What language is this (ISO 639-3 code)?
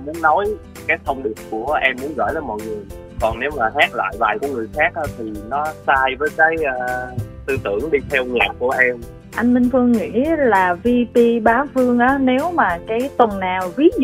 vie